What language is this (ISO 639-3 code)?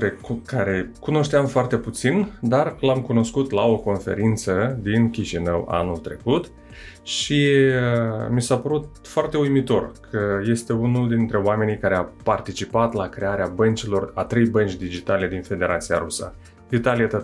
ron